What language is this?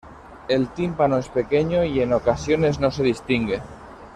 Spanish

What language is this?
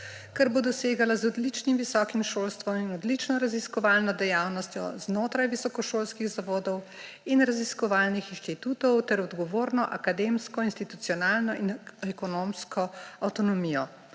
Slovenian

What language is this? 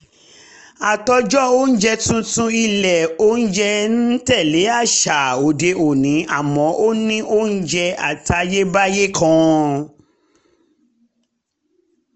Yoruba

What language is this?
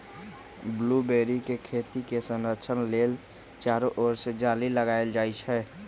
Magahi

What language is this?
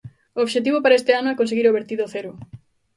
Galician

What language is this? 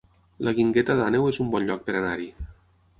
Catalan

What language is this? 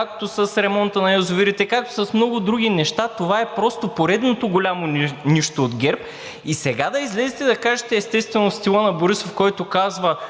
Bulgarian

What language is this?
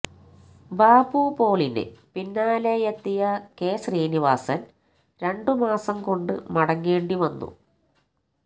Malayalam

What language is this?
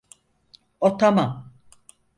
Turkish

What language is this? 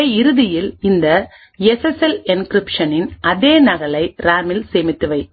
Tamil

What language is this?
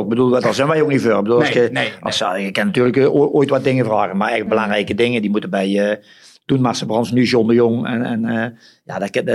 Dutch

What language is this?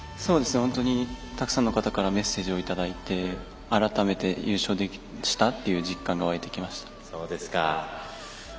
Japanese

